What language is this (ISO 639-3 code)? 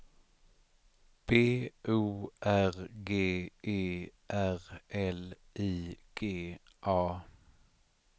swe